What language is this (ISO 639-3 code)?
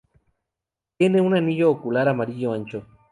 spa